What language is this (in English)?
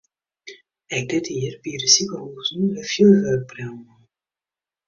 Western Frisian